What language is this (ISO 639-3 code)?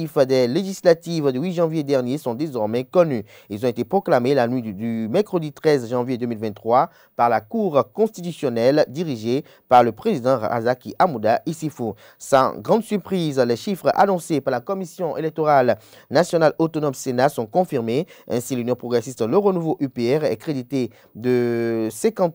fra